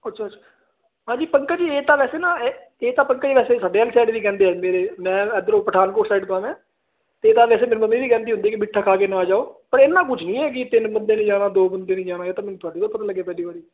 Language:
Punjabi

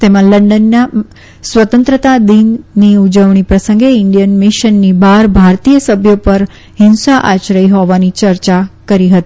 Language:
Gujarati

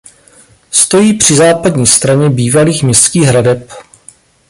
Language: Czech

